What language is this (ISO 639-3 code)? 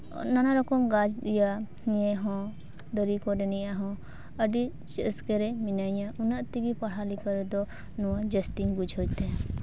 sat